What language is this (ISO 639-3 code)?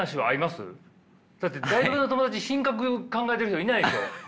jpn